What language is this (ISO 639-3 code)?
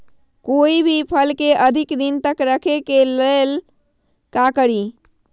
mag